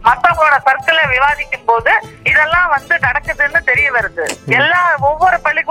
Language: Tamil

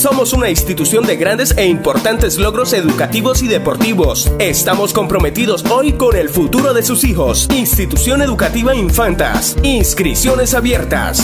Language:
Spanish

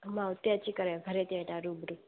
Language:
Sindhi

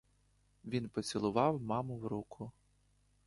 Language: Ukrainian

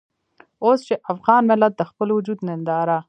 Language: Pashto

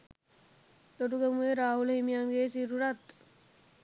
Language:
Sinhala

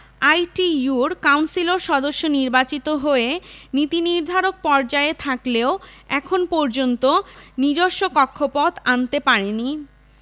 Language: Bangla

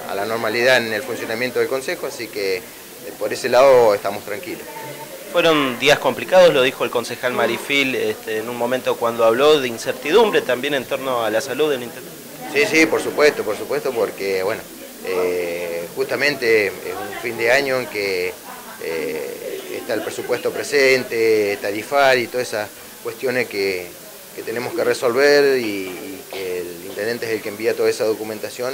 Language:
Spanish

